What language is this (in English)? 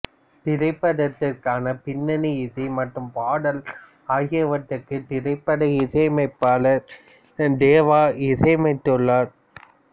Tamil